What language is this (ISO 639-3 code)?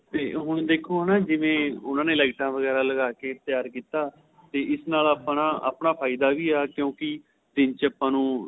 pan